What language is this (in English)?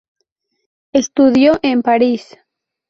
Spanish